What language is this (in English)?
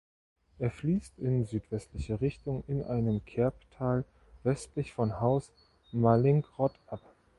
German